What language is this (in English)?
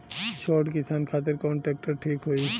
Bhojpuri